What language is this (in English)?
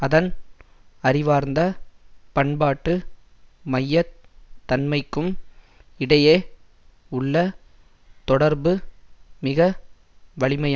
Tamil